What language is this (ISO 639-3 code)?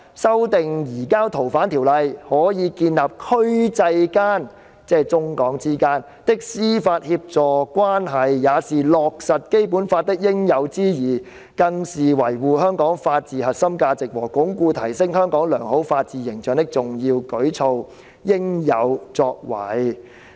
yue